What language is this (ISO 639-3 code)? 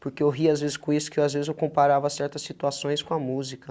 por